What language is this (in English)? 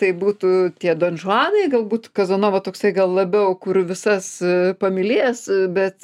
Lithuanian